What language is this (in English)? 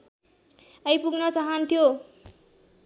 Nepali